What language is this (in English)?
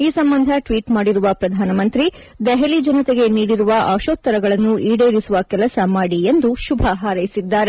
Kannada